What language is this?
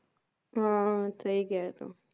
Punjabi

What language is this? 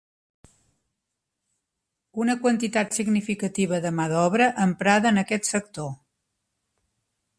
Catalan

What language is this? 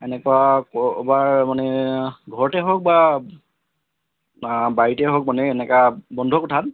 Assamese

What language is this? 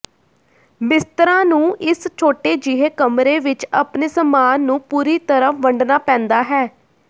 Punjabi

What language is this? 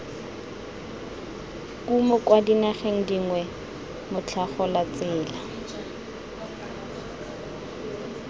Tswana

